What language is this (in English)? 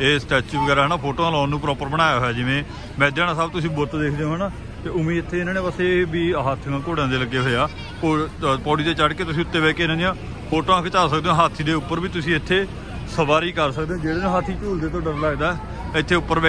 Hindi